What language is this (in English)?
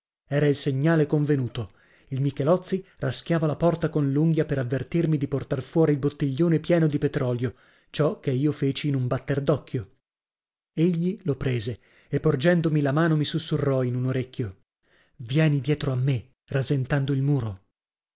Italian